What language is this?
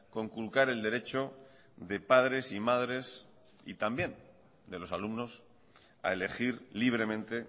Spanish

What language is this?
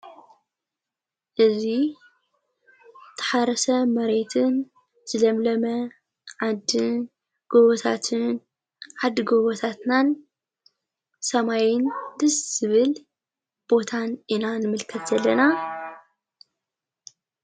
Tigrinya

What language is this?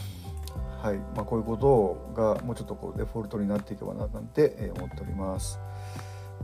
Japanese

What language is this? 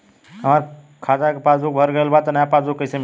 Bhojpuri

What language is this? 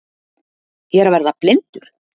Icelandic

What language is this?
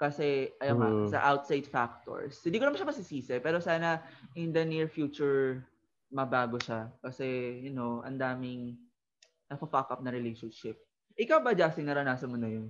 Filipino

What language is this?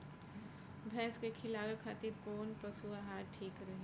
Bhojpuri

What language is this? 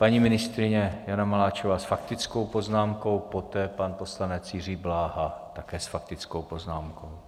Czech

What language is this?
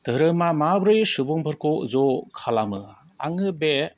Bodo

